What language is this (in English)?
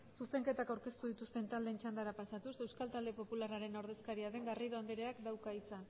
Basque